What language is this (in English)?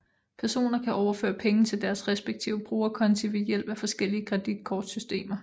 Danish